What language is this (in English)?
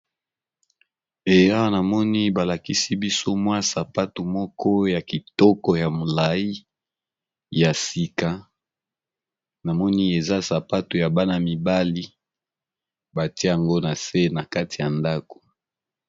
Lingala